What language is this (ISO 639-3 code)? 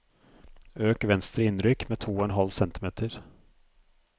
nor